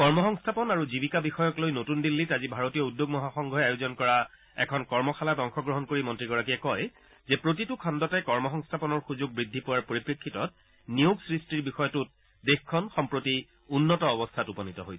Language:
Assamese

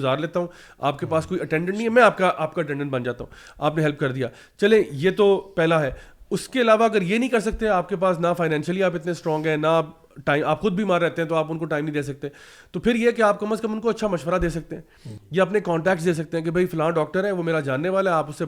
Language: Urdu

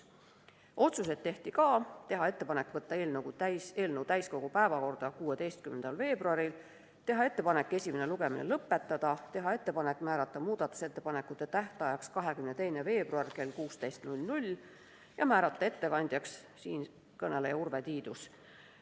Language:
Estonian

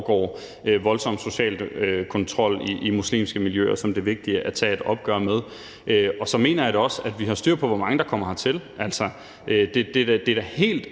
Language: Danish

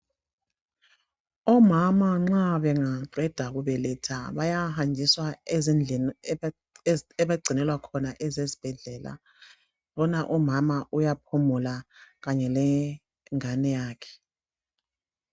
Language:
North Ndebele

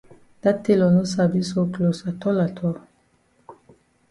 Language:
Cameroon Pidgin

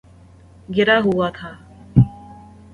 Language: Urdu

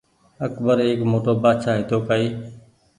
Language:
Goaria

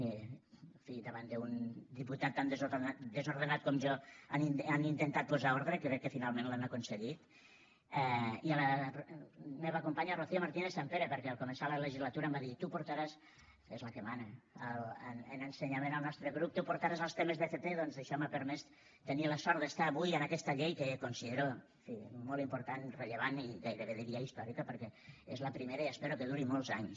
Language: Catalan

